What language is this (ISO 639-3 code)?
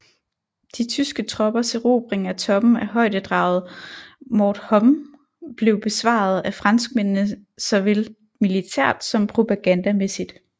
dan